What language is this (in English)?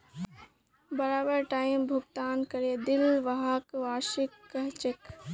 Magahi